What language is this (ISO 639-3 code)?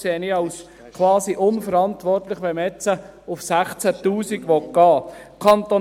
gsw